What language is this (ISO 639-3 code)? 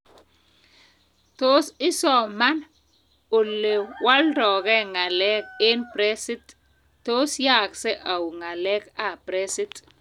kln